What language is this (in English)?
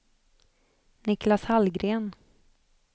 Swedish